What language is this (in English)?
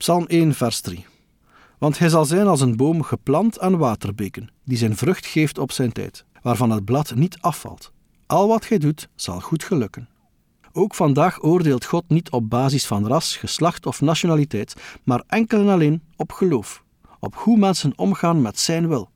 Dutch